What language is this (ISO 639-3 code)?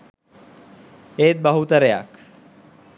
sin